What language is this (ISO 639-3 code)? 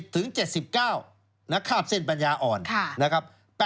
tha